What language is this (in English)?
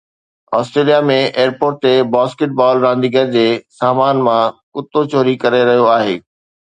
Sindhi